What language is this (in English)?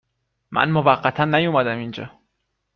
Persian